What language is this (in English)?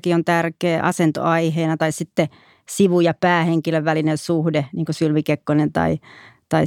Finnish